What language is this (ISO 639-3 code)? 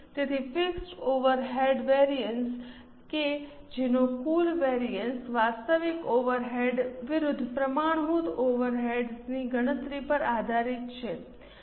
guj